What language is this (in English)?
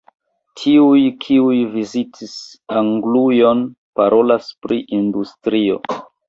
Esperanto